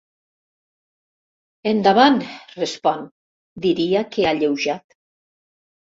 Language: Catalan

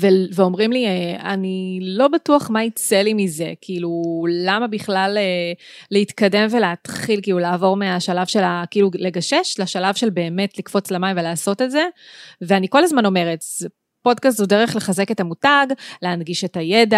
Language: Hebrew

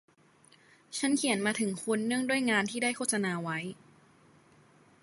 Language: Thai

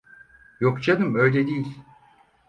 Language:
Turkish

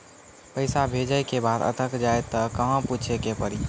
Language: Maithili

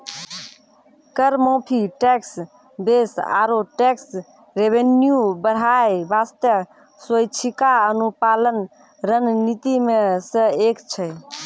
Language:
Maithili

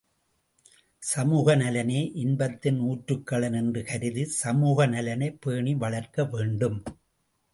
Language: Tamil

